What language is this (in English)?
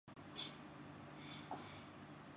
Urdu